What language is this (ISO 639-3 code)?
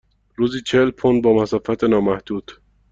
fas